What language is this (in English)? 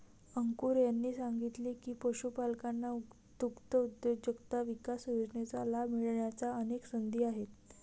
Marathi